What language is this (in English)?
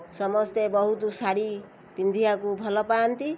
Odia